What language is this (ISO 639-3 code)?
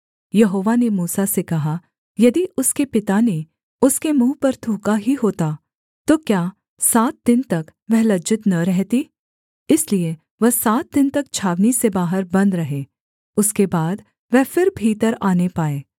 hin